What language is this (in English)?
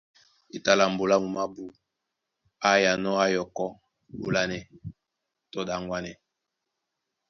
Duala